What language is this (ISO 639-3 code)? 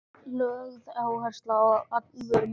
isl